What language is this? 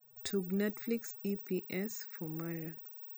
Luo (Kenya and Tanzania)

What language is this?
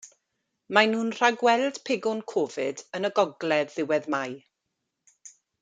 Welsh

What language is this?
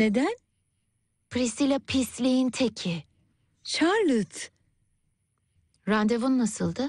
Turkish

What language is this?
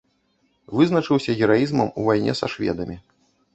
Belarusian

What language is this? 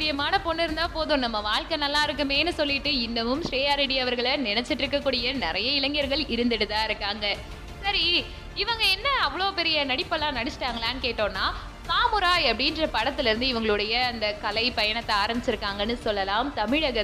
Tamil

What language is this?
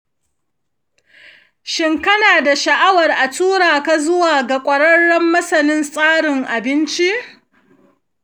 Hausa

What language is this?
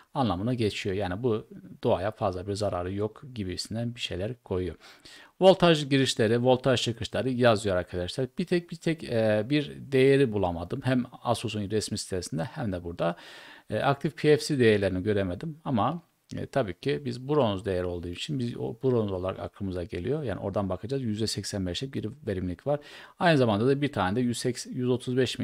Turkish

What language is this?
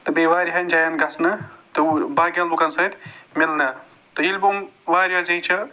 Kashmiri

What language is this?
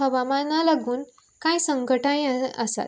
Konkani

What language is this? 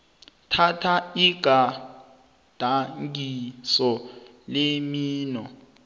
South Ndebele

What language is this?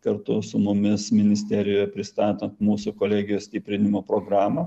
Lithuanian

